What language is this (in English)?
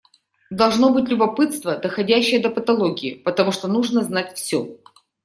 Russian